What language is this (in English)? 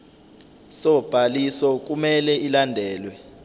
Zulu